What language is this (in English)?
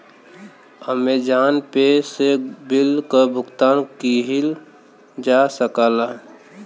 Bhojpuri